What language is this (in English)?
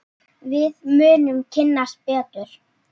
Icelandic